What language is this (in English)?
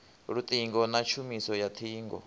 Venda